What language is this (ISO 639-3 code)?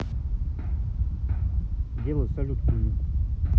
rus